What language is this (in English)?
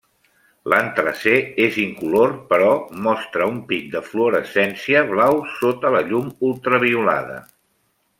Catalan